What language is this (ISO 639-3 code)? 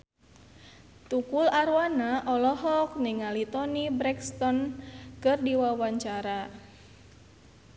sun